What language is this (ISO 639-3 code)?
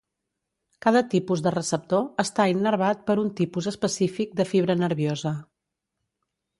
cat